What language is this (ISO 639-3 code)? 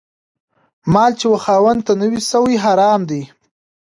pus